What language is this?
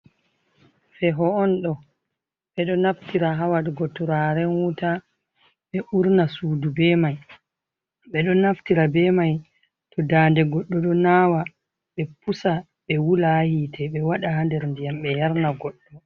Fula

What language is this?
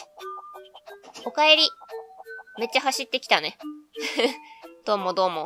Japanese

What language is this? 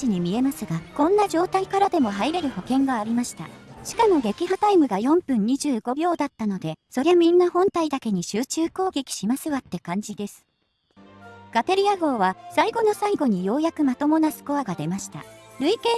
Japanese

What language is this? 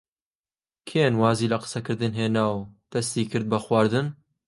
Central Kurdish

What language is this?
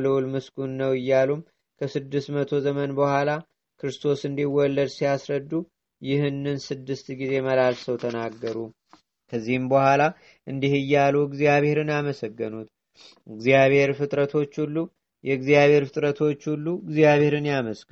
Amharic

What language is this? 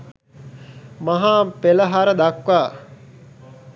Sinhala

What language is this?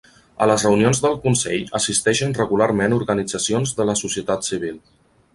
Catalan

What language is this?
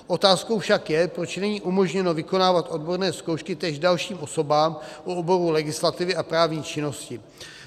Czech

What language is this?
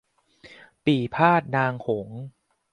Thai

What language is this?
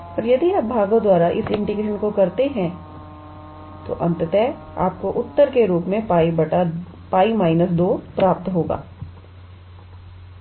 Hindi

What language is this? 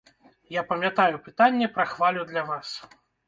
Belarusian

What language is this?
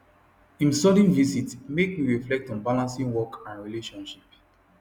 Nigerian Pidgin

